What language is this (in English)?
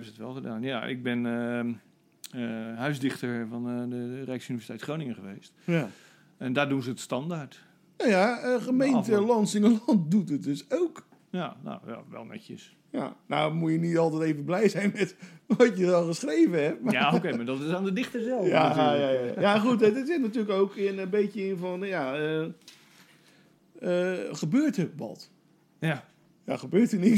Dutch